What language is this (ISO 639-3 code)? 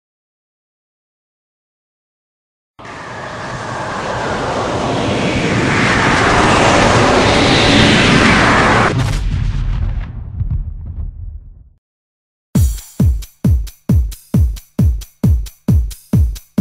eng